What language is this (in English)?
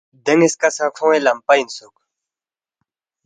Balti